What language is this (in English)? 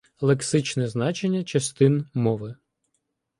Ukrainian